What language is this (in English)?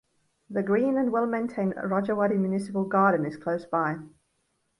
English